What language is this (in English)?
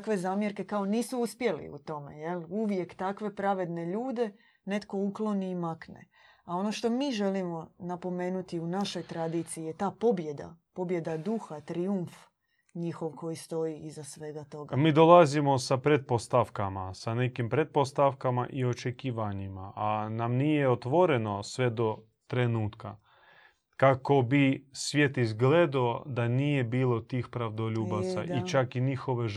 Croatian